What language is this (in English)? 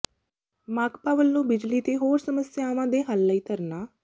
Punjabi